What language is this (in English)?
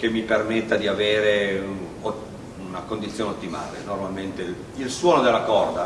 Italian